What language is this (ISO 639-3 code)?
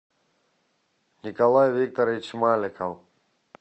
rus